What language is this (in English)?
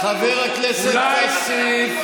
Hebrew